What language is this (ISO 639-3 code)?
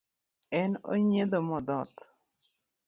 luo